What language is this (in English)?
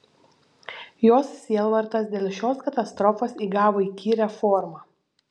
Lithuanian